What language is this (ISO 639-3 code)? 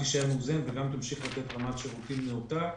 heb